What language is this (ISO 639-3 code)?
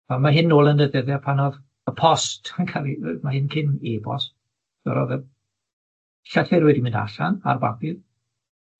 cym